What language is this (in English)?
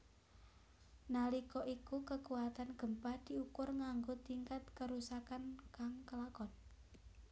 Javanese